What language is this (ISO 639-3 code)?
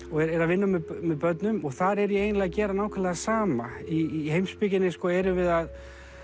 isl